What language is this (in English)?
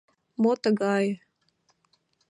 Mari